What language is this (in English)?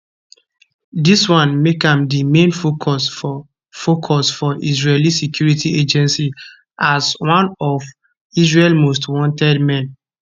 Nigerian Pidgin